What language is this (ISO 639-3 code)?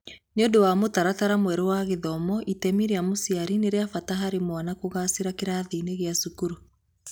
kik